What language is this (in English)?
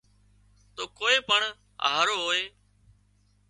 Wadiyara Koli